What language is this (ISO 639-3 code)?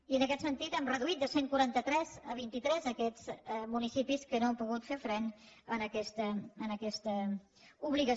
cat